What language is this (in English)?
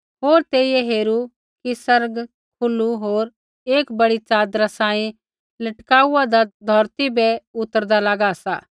Kullu Pahari